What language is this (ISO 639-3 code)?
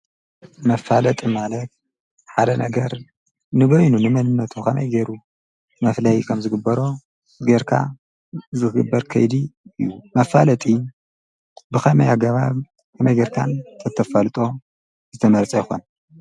tir